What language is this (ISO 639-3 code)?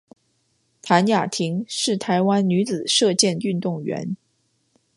zho